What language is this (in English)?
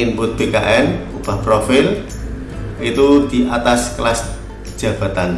Indonesian